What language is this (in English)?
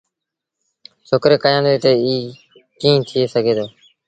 Sindhi Bhil